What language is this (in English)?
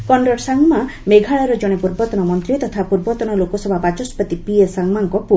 Odia